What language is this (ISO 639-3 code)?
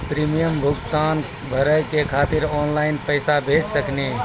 mai